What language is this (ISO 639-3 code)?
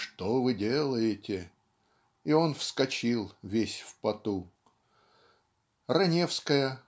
rus